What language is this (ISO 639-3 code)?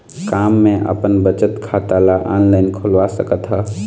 hne